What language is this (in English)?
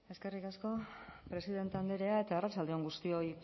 Basque